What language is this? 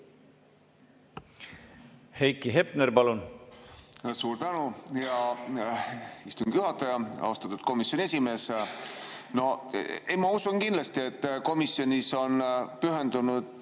Estonian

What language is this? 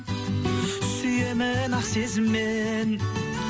Kazakh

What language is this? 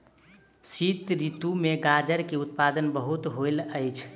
Maithili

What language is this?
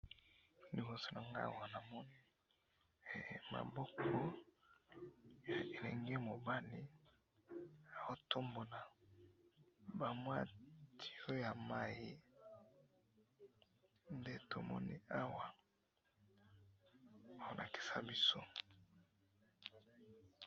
Lingala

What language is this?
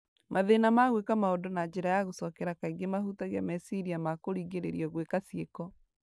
Kikuyu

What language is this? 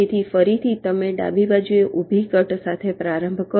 Gujarati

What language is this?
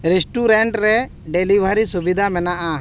Santali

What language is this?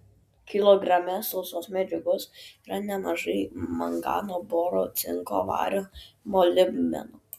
Lithuanian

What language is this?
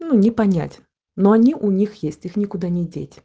Russian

